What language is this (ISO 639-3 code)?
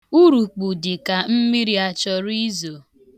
ibo